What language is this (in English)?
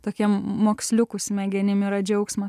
Lithuanian